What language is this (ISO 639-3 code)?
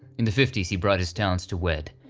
eng